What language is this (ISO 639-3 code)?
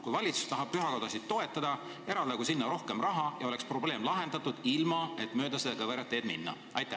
est